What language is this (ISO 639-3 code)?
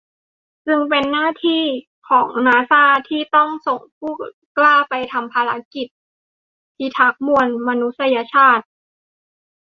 tha